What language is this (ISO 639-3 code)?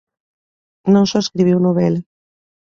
glg